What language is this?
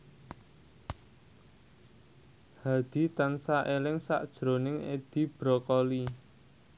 Javanese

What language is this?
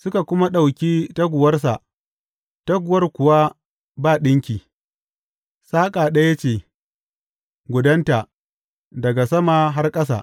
Hausa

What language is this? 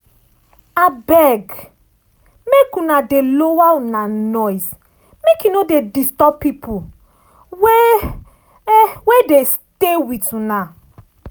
Nigerian Pidgin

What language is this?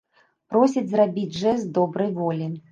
Belarusian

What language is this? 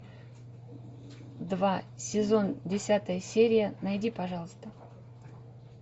Russian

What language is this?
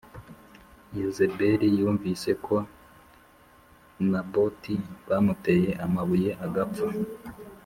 Kinyarwanda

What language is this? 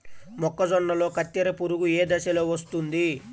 Telugu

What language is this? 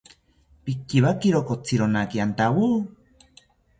South Ucayali Ashéninka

